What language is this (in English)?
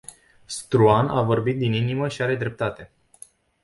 Romanian